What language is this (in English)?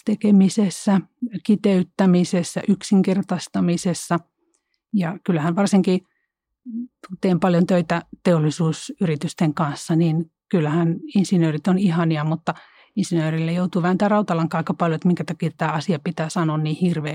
Finnish